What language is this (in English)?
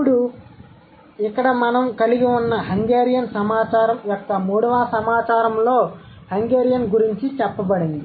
Telugu